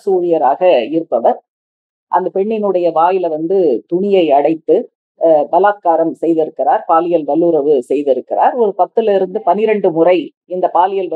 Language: Italian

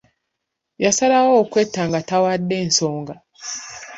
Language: Ganda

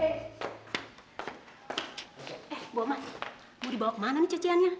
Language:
Indonesian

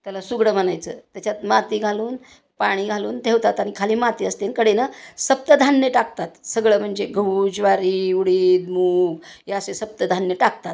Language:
Marathi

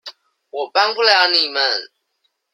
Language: Chinese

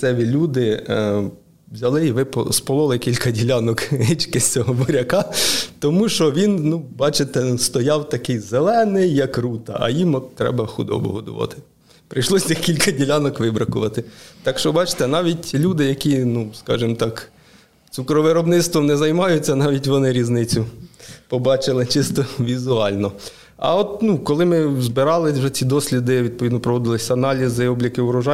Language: Ukrainian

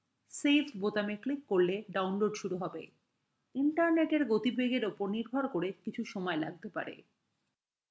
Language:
Bangla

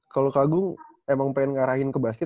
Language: Indonesian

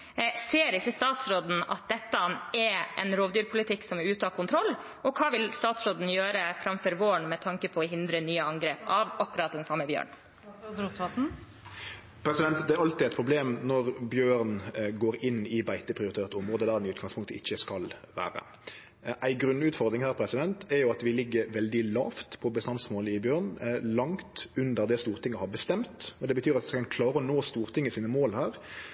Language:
Norwegian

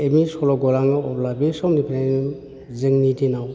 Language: Bodo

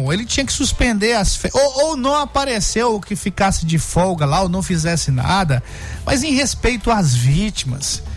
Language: Portuguese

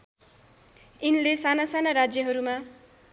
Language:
Nepali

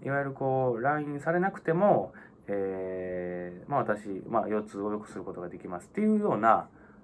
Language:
Japanese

